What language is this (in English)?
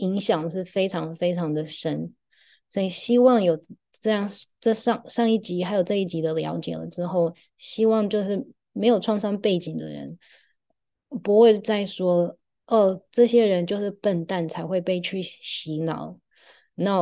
Chinese